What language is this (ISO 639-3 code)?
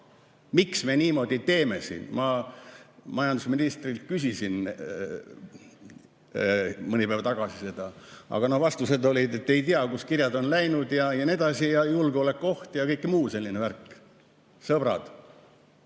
est